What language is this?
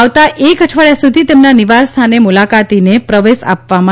Gujarati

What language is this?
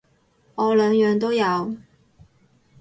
Cantonese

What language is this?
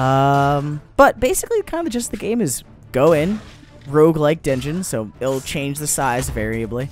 English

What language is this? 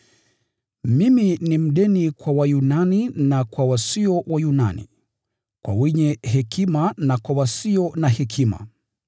Swahili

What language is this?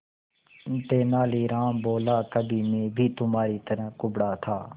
Hindi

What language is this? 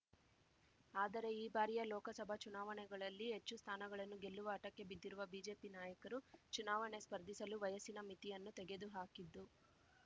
Kannada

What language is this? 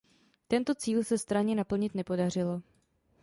Czech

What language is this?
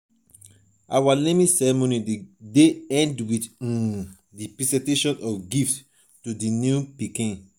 Nigerian Pidgin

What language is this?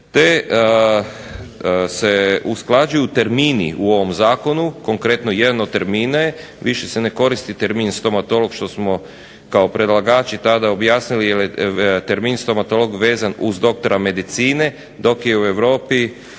Croatian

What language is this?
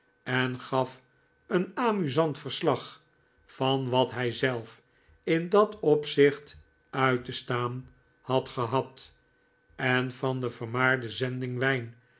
Dutch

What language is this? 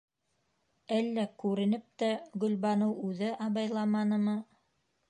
Bashkir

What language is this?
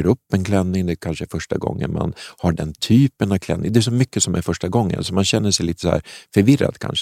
Swedish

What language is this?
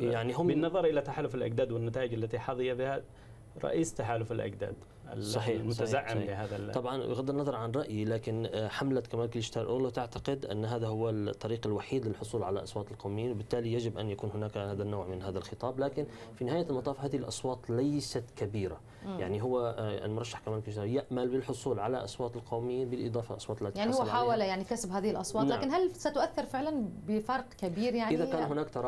Arabic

